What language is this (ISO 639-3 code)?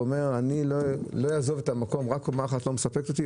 heb